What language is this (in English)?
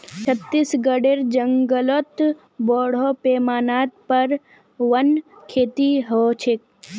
Magahi